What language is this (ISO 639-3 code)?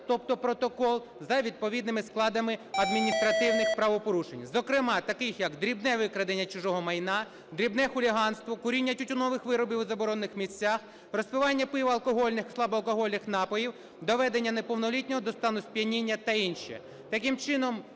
ukr